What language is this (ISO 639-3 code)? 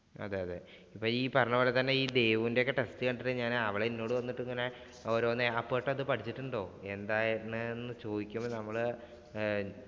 mal